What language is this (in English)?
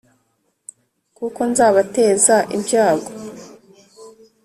Kinyarwanda